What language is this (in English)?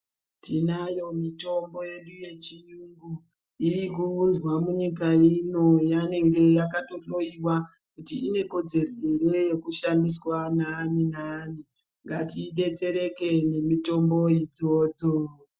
Ndau